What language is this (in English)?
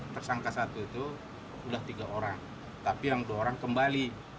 Indonesian